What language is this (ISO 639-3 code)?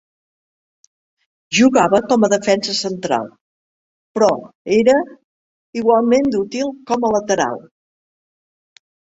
cat